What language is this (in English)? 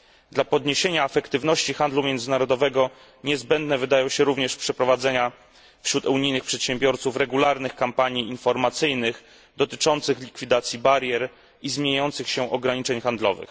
Polish